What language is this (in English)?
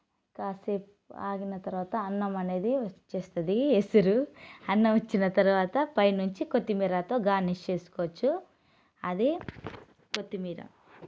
Telugu